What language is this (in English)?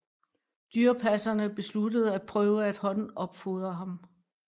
Danish